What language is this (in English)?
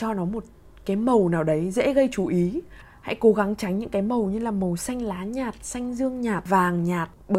Vietnamese